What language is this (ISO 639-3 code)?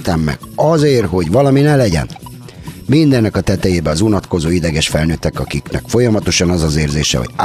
hun